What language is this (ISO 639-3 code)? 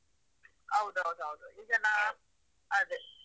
kan